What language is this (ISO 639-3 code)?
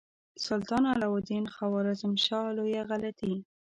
pus